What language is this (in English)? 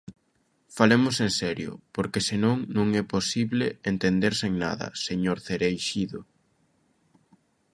Galician